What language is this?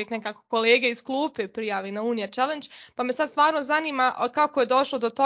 Croatian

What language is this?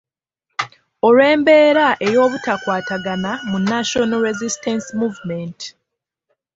Ganda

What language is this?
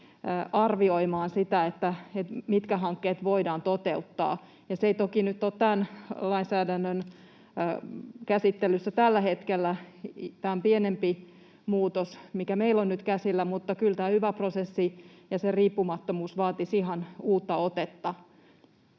Finnish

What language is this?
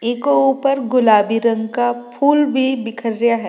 Rajasthani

